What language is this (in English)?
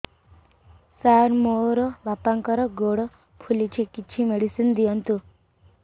Odia